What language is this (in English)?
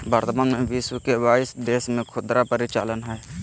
Magahi